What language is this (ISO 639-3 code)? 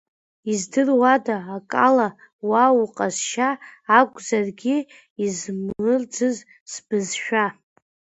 abk